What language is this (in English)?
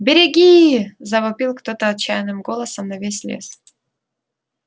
Russian